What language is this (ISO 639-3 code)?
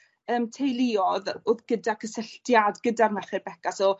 cym